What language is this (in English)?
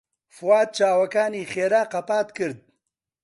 Central Kurdish